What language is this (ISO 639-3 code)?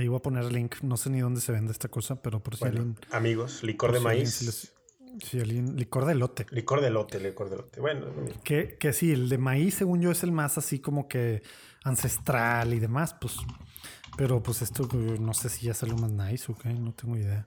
spa